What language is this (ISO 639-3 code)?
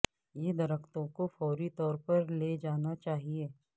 urd